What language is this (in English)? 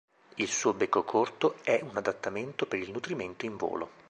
Italian